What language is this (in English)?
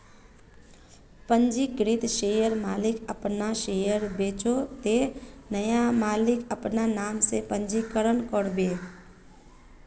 Magahi